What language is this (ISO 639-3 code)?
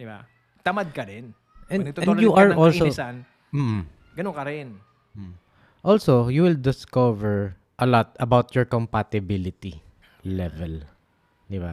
fil